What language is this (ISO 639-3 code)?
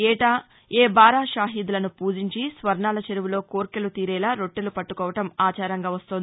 tel